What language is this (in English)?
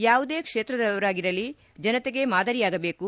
Kannada